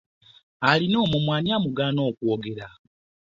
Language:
Ganda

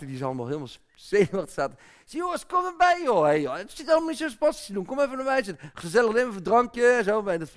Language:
Dutch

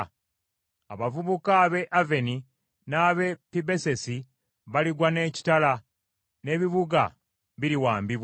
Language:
Ganda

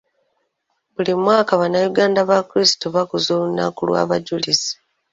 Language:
Ganda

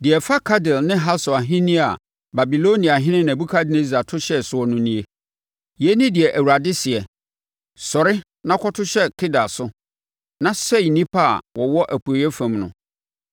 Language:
Akan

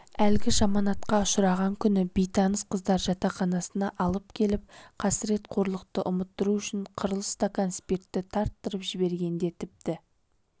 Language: Kazakh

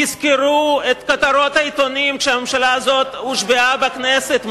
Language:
Hebrew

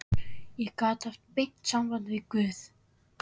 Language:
Icelandic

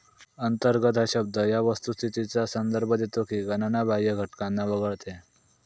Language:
Marathi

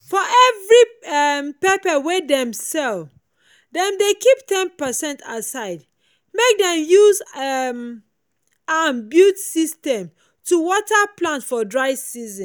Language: Nigerian Pidgin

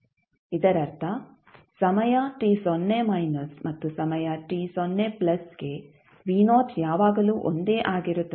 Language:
Kannada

